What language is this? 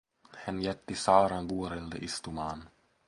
Finnish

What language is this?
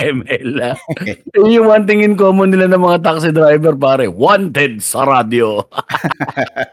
Filipino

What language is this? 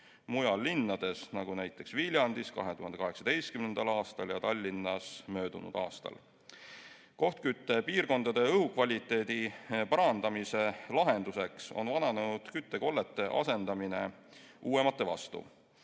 Estonian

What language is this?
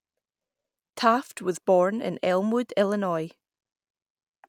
English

